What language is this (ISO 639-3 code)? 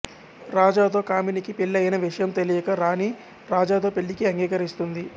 tel